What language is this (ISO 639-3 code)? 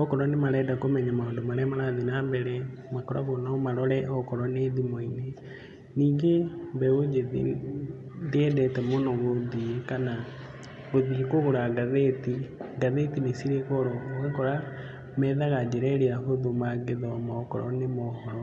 kik